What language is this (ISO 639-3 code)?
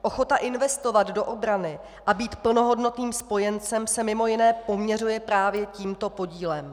ces